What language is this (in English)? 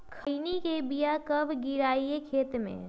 Magahi